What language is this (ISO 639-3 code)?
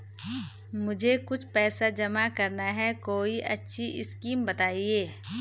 hin